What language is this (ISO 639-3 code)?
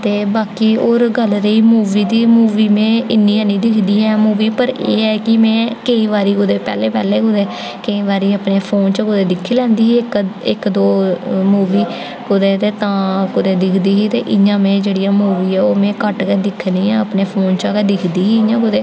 doi